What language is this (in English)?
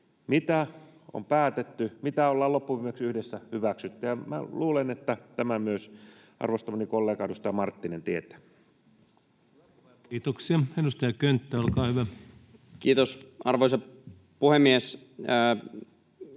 Finnish